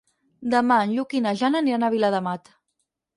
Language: Catalan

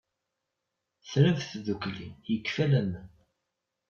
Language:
Kabyle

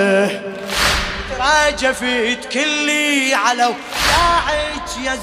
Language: Arabic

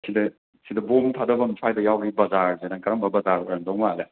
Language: Manipuri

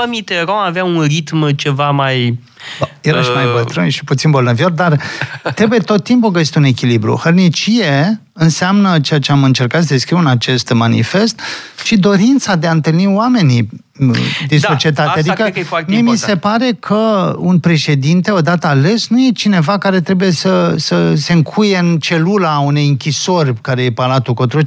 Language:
Romanian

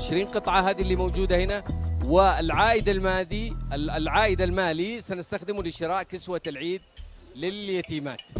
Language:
Arabic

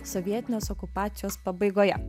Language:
Lithuanian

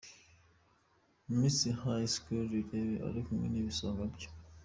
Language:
Kinyarwanda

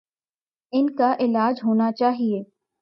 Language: Urdu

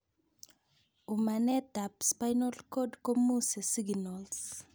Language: Kalenjin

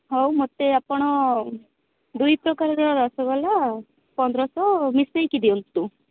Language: Odia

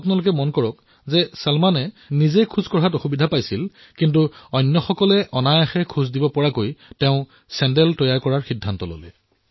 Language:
Assamese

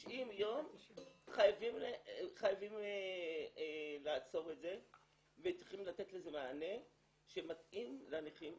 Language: Hebrew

